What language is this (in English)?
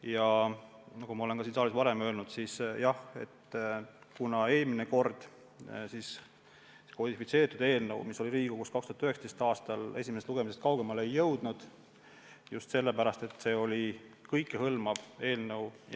Estonian